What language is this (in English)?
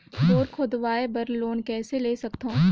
Chhattisgarhi